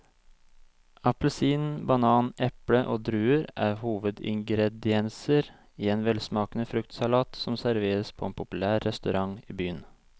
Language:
Norwegian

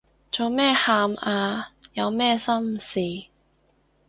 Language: Cantonese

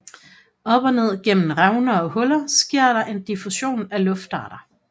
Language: Danish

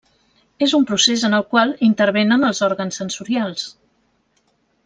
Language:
Catalan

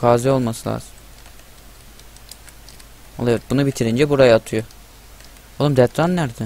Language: Turkish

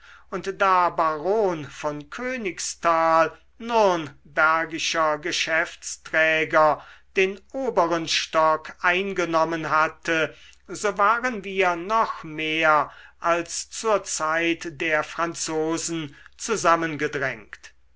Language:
German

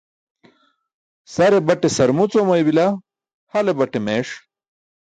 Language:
Burushaski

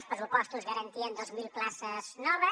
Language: Catalan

